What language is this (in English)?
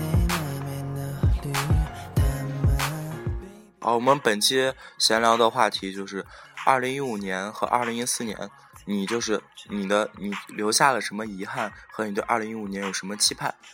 Chinese